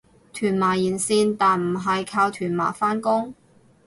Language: Cantonese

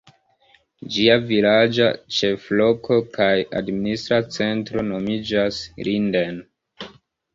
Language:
Esperanto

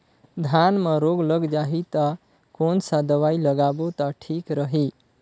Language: Chhattisgarhi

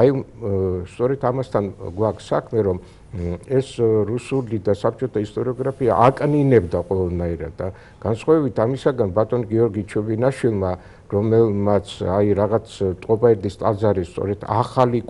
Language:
Romanian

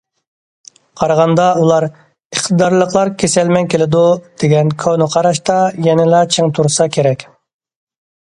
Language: Uyghur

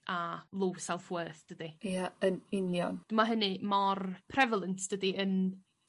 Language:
Welsh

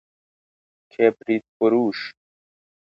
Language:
Persian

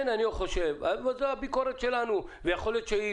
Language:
Hebrew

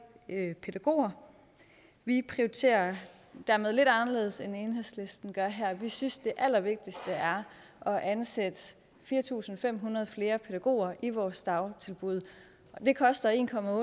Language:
Danish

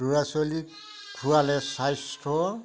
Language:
Assamese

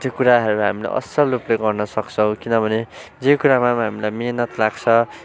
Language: Nepali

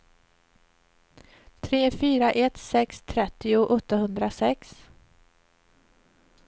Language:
Swedish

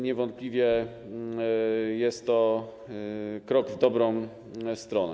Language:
Polish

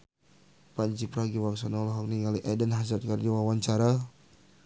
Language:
Sundanese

